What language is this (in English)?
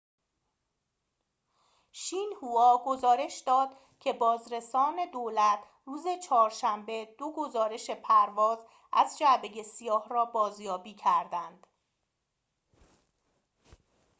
Persian